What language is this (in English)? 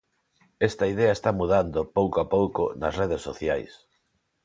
Galician